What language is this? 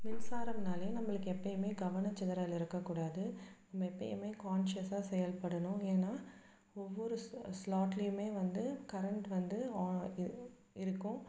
Tamil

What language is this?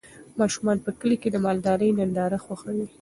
Pashto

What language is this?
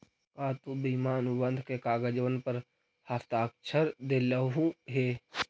Magahi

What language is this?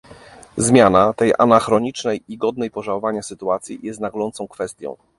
Polish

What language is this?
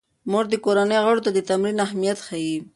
Pashto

